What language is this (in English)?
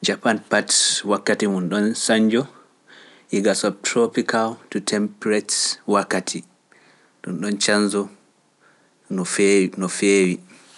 Pular